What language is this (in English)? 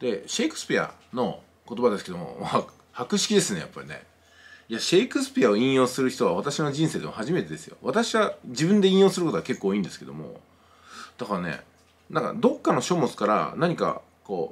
Japanese